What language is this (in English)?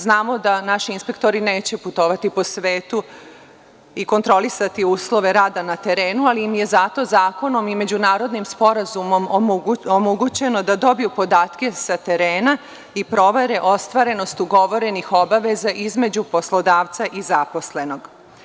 Serbian